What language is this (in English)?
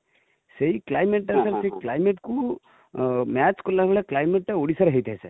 Odia